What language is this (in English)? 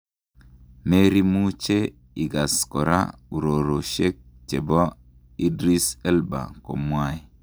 Kalenjin